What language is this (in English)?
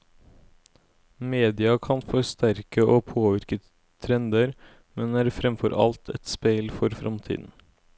Norwegian